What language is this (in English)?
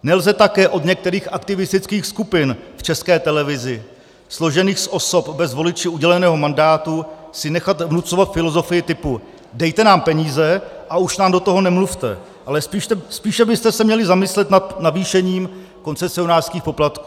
Czech